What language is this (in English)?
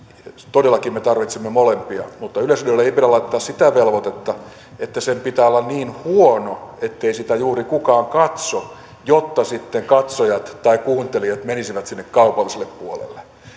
Finnish